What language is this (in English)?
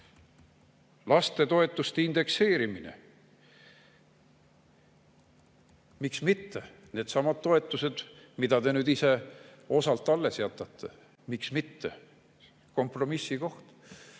Estonian